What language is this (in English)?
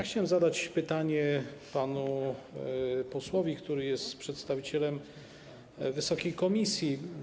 Polish